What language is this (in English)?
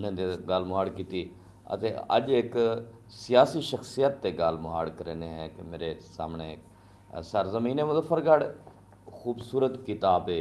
Urdu